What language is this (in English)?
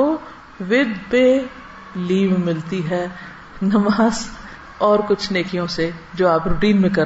Urdu